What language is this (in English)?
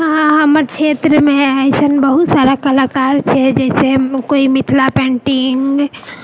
Maithili